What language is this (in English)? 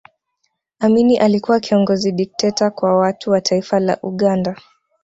Swahili